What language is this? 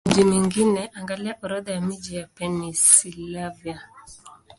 Swahili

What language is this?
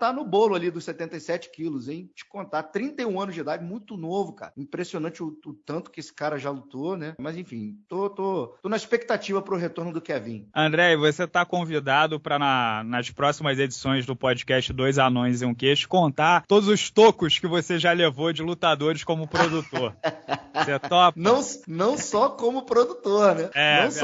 Portuguese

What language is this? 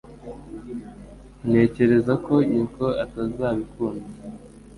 Kinyarwanda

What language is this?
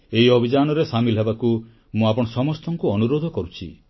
Odia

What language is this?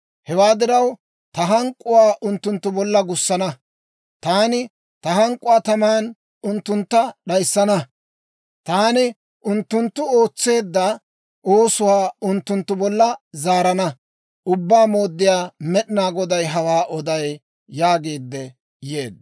Dawro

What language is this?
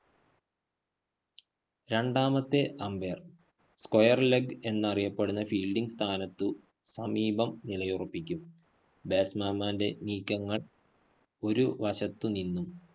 Malayalam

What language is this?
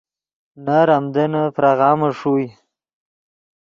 Yidgha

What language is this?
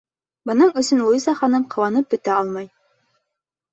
Bashkir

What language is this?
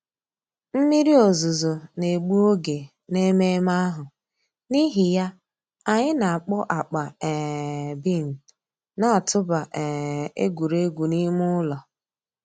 Igbo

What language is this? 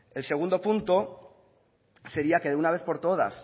Spanish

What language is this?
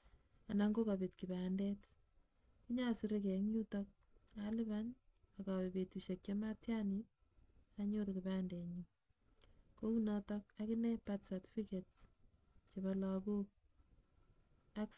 Kalenjin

